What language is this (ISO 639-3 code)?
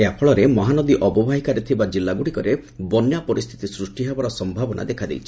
ori